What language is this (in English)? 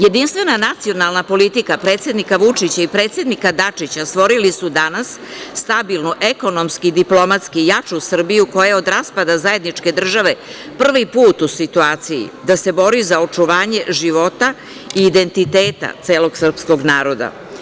Serbian